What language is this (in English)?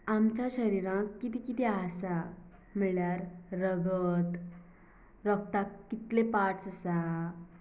Konkani